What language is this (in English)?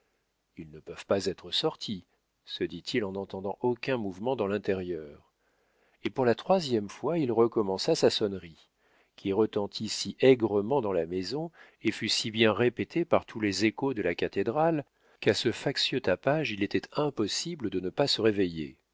French